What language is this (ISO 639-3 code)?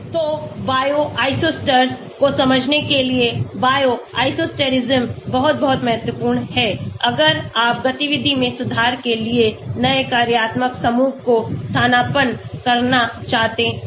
hin